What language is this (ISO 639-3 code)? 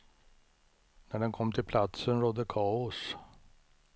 swe